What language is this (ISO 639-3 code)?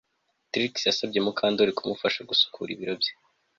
kin